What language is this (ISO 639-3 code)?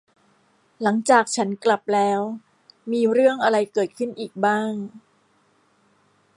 tha